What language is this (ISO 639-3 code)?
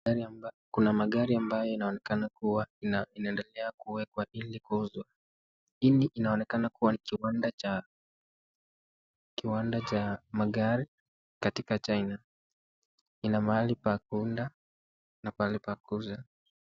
swa